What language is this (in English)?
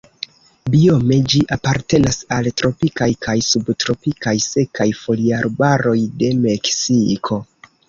Esperanto